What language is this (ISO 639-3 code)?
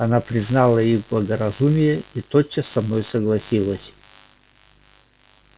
rus